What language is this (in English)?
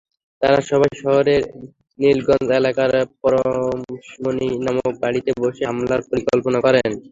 Bangla